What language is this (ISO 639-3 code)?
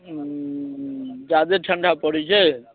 mai